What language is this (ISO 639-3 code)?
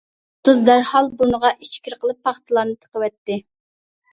uig